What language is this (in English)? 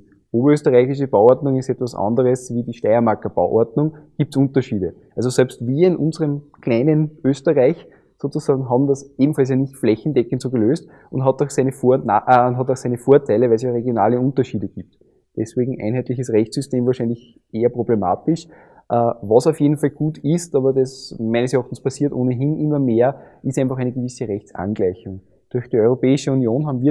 German